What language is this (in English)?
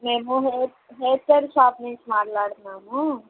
Telugu